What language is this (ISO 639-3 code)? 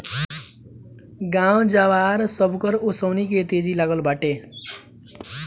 bho